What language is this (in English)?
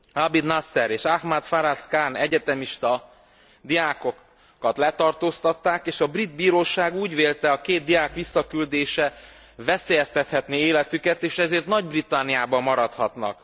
Hungarian